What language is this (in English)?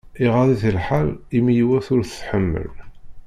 Kabyle